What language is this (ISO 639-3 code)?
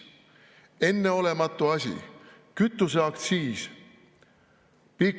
est